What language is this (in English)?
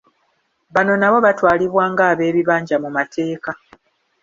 Ganda